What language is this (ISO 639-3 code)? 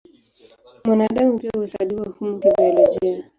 swa